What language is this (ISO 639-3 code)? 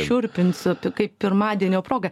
lit